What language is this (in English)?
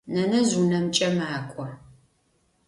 Adyghe